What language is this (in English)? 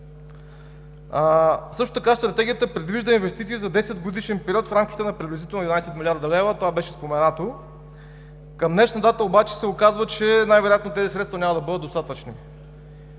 Bulgarian